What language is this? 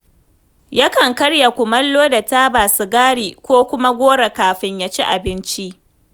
Hausa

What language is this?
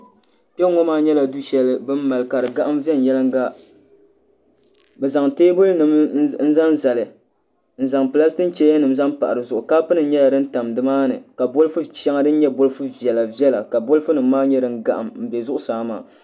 Dagbani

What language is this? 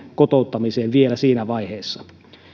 Finnish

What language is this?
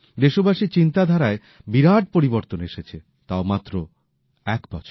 Bangla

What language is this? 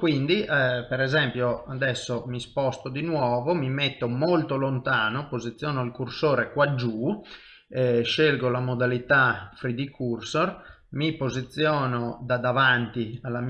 Italian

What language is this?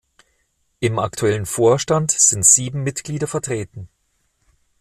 German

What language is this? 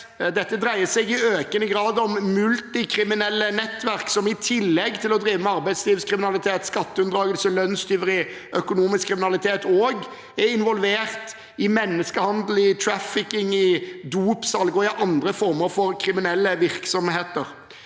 Norwegian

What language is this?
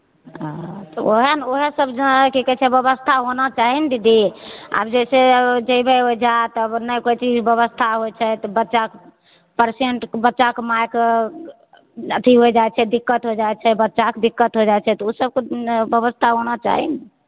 Maithili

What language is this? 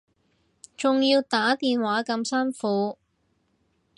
Cantonese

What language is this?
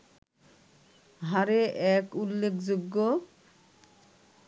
Bangla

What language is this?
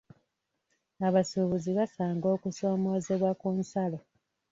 Ganda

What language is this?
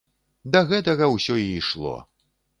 Belarusian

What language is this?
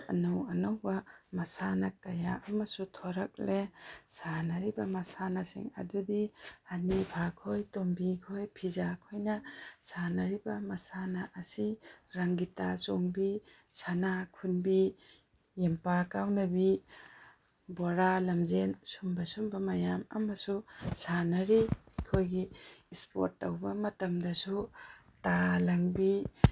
Manipuri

